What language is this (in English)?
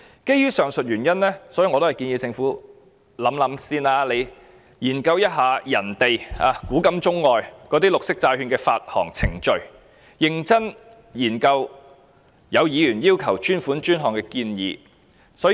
Cantonese